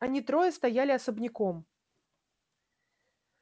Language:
Russian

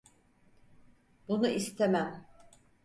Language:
Turkish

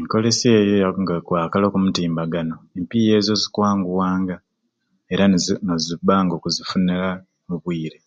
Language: Ruuli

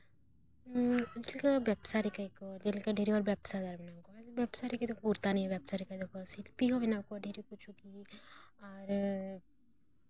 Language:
Santali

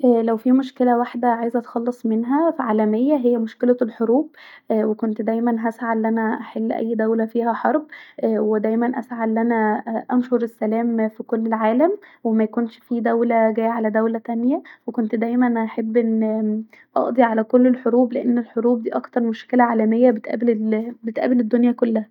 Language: Egyptian Arabic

